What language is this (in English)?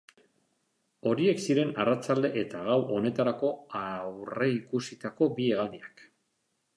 Basque